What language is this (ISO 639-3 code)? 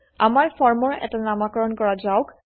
asm